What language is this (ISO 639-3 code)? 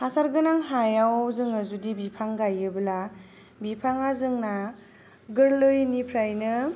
brx